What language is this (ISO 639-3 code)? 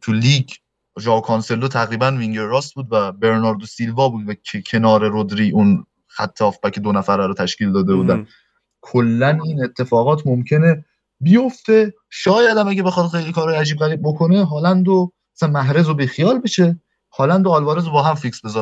fas